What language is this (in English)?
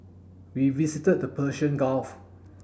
English